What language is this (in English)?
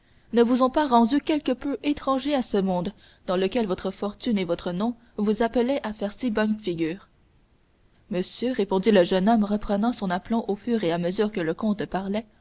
French